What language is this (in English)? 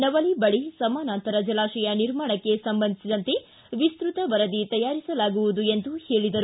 Kannada